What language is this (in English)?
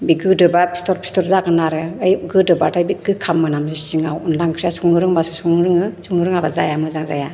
Bodo